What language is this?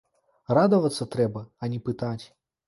Belarusian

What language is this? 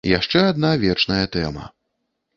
Belarusian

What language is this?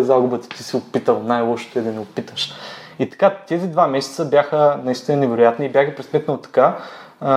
Bulgarian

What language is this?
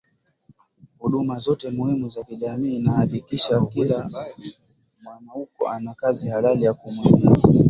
Swahili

